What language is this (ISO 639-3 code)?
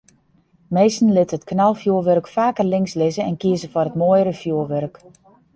fry